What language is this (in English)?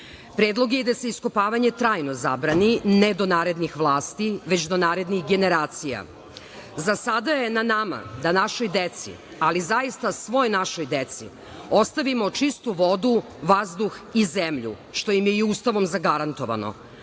Serbian